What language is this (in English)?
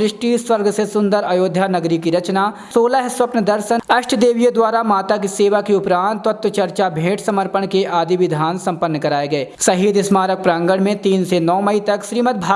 Hindi